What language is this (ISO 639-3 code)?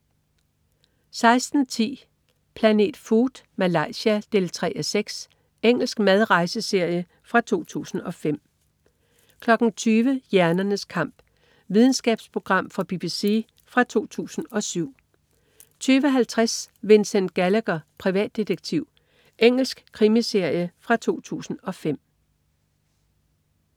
dan